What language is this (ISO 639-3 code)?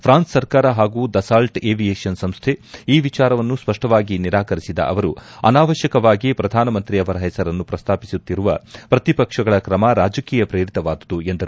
kan